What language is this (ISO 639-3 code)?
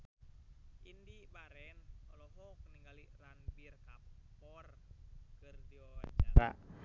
sun